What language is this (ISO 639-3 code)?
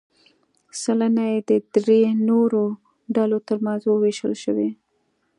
pus